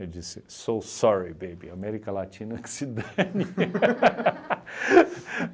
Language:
Portuguese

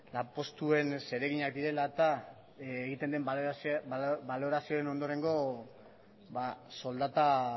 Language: Basque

